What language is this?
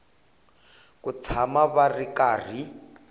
Tsonga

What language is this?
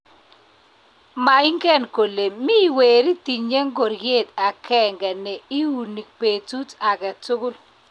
Kalenjin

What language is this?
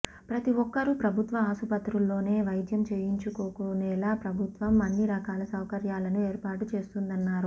Telugu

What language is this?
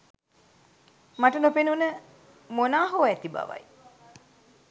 Sinhala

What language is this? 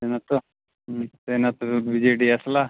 Odia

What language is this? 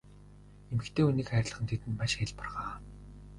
Mongolian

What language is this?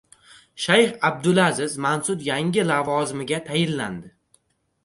Uzbek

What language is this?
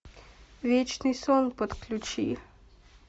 Russian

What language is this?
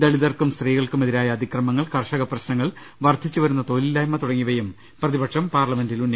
Malayalam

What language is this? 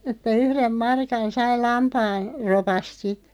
Finnish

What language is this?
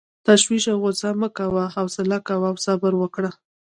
Pashto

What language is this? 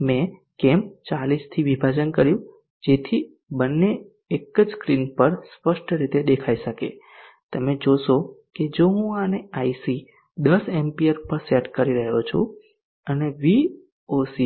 Gujarati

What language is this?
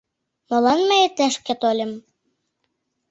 Mari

